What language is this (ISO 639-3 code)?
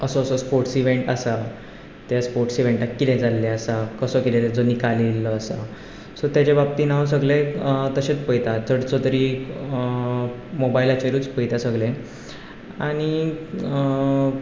kok